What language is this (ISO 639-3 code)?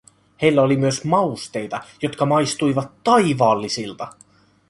fin